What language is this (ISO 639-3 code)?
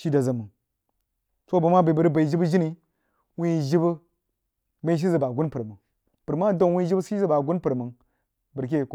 juo